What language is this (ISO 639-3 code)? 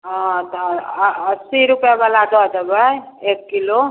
mai